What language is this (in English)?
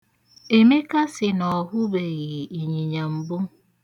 Igbo